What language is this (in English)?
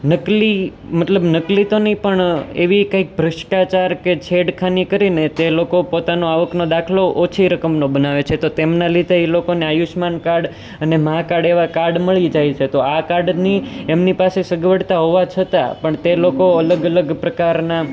Gujarati